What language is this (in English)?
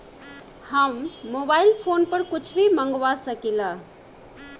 Bhojpuri